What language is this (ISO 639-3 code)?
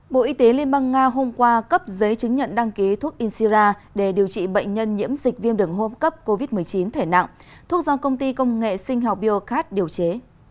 vie